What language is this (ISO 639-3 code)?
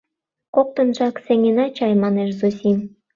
chm